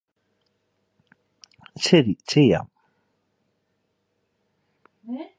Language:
Malayalam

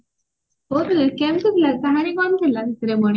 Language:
Odia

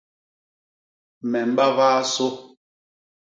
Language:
Basaa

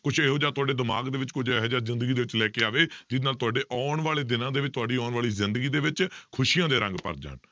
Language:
Punjabi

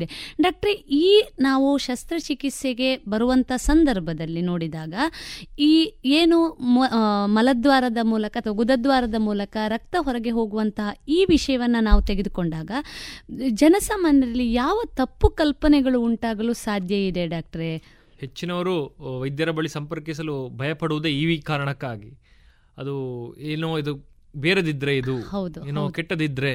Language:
Kannada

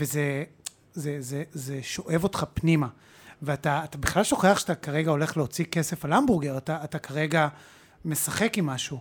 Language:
Hebrew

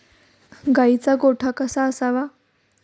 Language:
Marathi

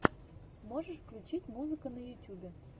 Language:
Russian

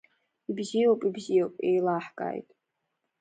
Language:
Abkhazian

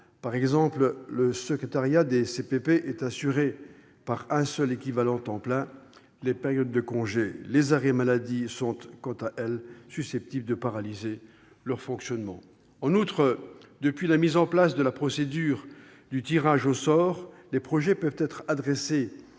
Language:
French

